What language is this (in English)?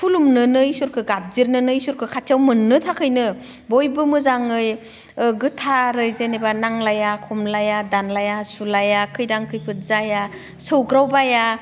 Bodo